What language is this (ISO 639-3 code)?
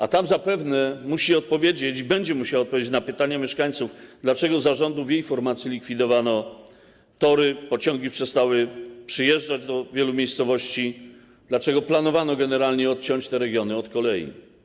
pol